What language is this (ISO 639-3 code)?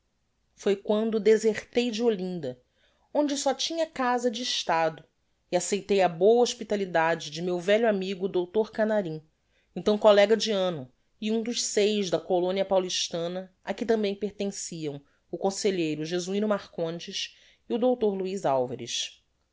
por